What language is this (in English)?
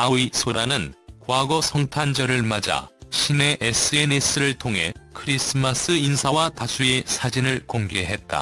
Korean